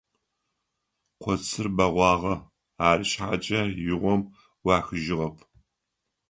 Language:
Adyghe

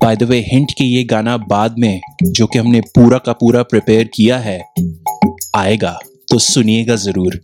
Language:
Hindi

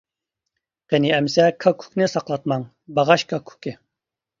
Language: Uyghur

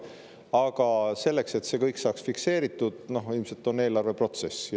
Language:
Estonian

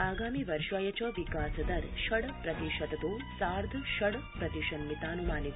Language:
Sanskrit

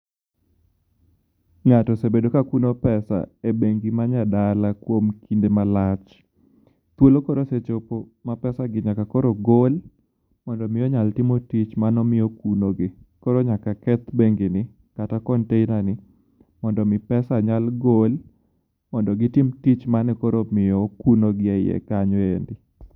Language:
Luo (Kenya and Tanzania)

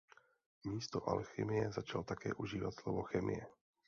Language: Czech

